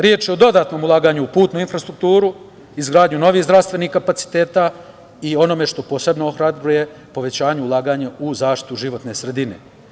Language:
Serbian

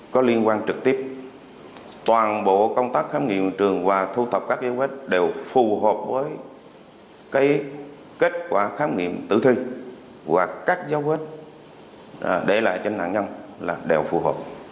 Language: Vietnamese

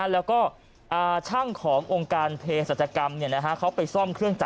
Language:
Thai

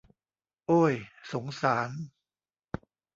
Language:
Thai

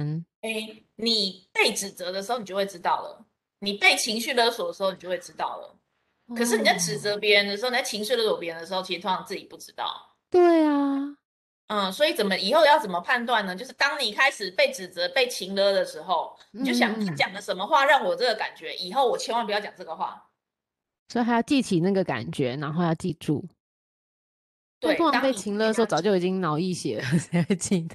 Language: Chinese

